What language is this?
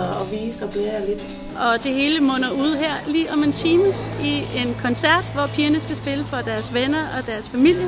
Danish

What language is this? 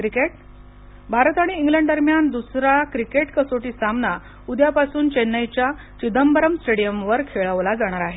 Marathi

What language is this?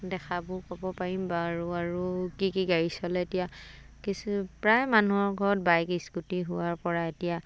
Assamese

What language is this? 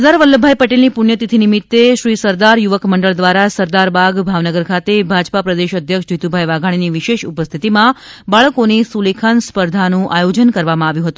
Gujarati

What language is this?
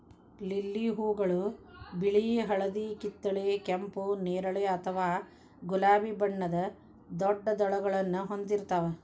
Kannada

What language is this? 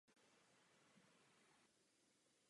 Czech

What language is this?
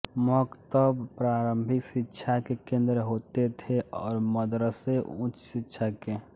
Hindi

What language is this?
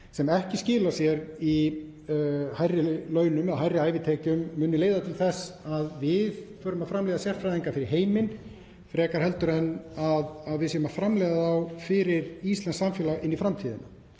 Icelandic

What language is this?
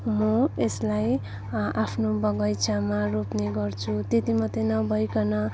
Nepali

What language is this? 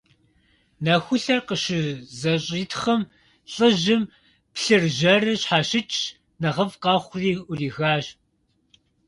Kabardian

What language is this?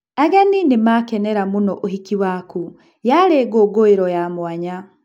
Kikuyu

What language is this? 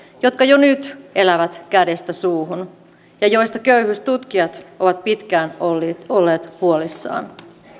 Finnish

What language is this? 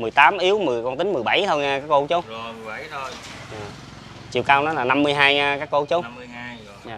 Vietnamese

